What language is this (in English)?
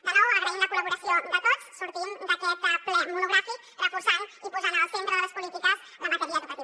Catalan